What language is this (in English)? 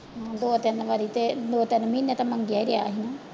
Punjabi